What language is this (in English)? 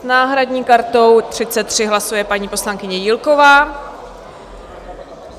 Czech